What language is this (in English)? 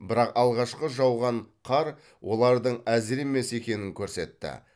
Kazakh